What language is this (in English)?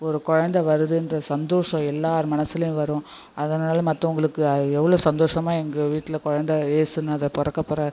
Tamil